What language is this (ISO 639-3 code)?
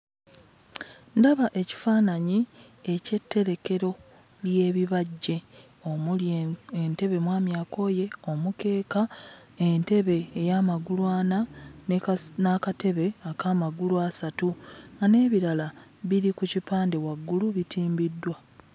lug